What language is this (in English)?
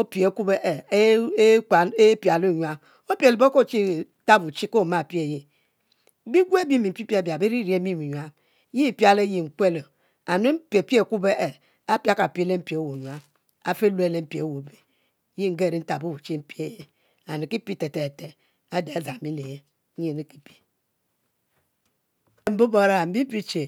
Mbe